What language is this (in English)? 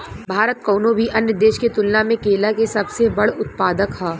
Bhojpuri